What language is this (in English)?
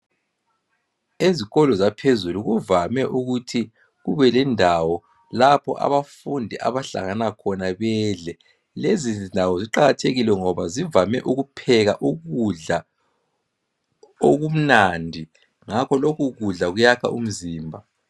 North Ndebele